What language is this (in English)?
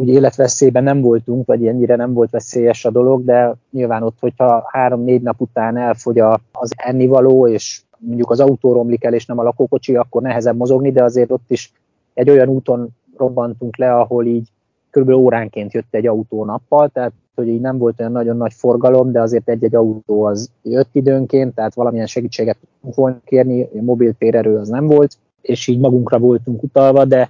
Hungarian